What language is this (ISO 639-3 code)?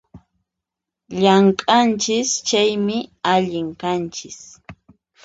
qxp